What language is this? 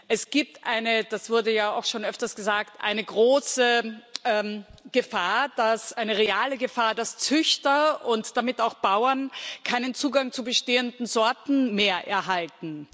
German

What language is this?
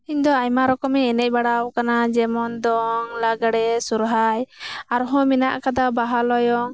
Santali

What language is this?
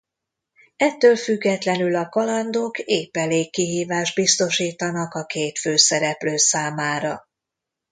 Hungarian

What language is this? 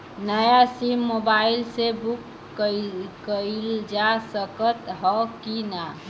Bhojpuri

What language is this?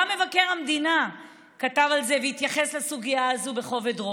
Hebrew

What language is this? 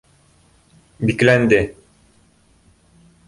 Bashkir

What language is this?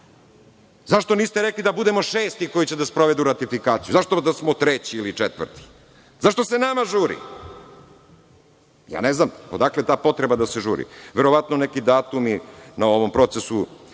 Serbian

